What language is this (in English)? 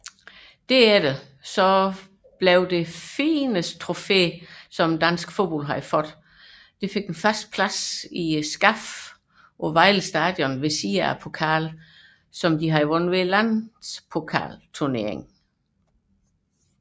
Danish